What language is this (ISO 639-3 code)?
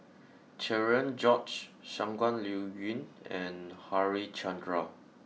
eng